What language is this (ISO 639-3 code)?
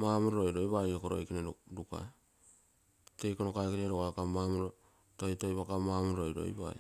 buo